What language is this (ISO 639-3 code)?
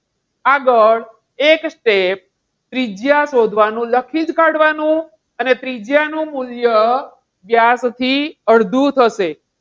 guj